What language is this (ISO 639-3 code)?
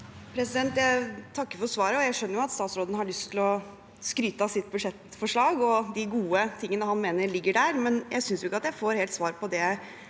nor